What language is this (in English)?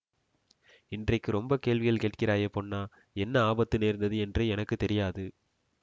Tamil